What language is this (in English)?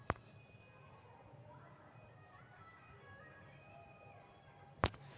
Magahi